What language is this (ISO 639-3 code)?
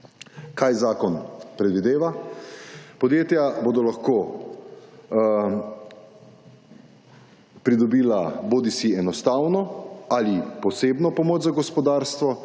slv